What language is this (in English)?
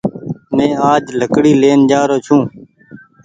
Goaria